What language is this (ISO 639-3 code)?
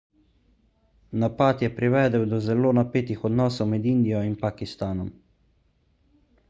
slv